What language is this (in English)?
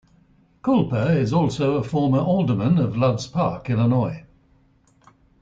English